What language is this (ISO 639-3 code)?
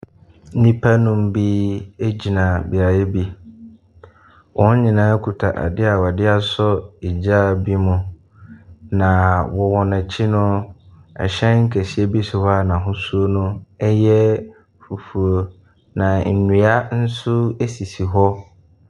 aka